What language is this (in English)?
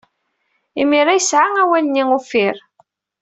Kabyle